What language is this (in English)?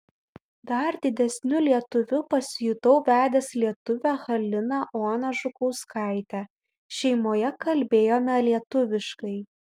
Lithuanian